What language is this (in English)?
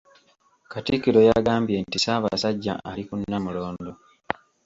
Ganda